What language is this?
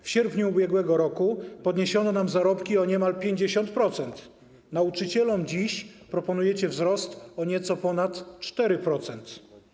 Polish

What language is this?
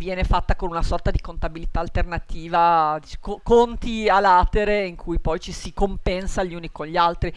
Italian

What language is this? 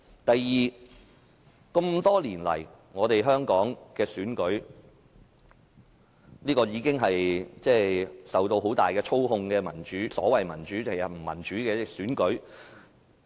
Cantonese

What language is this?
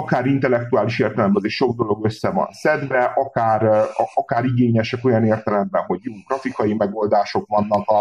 Hungarian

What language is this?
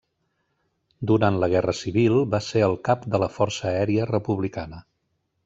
Catalan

